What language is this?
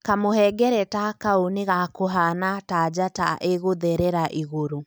Kikuyu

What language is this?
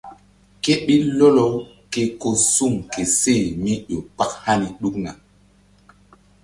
Mbum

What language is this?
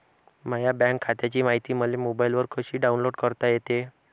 Marathi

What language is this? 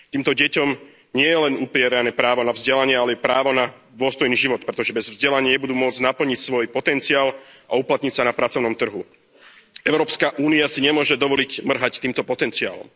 Slovak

